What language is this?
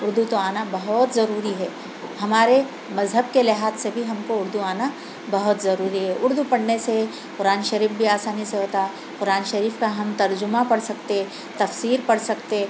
Urdu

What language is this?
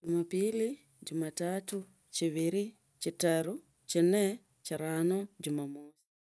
Tsotso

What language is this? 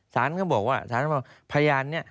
Thai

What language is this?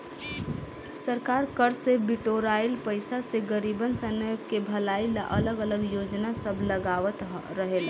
Bhojpuri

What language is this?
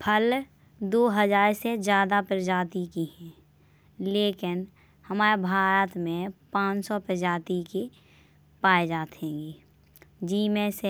Bundeli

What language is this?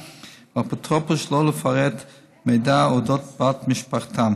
Hebrew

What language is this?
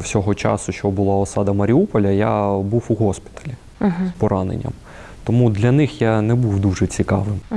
Ukrainian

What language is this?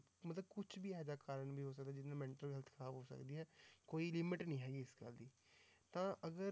Punjabi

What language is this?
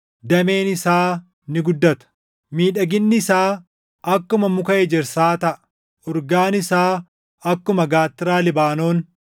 Oromo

